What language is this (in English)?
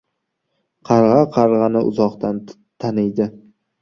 Uzbek